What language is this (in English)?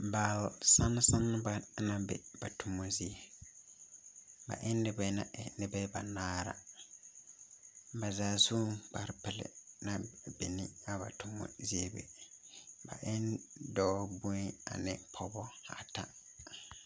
Southern Dagaare